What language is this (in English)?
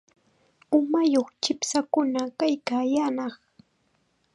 Chiquián Ancash Quechua